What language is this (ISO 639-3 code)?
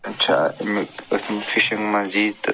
kas